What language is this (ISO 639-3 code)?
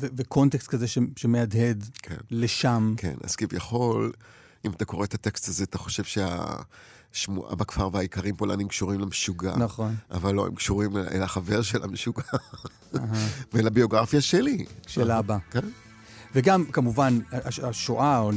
heb